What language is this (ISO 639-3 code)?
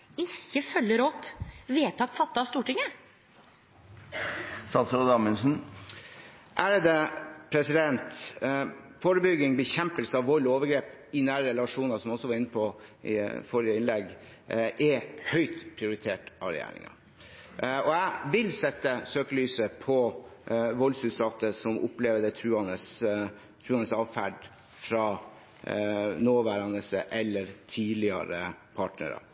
nor